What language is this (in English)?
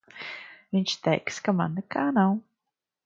Latvian